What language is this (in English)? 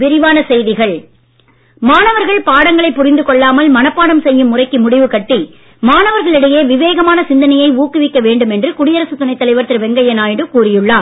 Tamil